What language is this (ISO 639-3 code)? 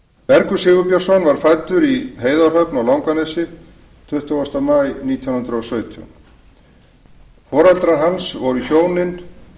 isl